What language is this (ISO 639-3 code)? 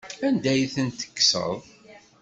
kab